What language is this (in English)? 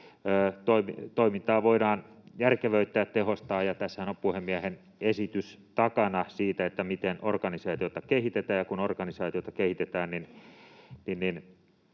Finnish